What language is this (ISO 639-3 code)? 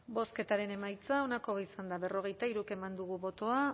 eus